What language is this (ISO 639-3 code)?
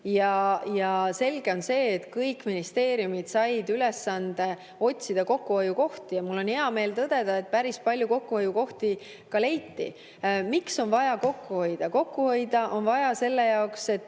est